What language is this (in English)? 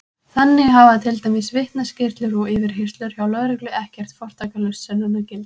Icelandic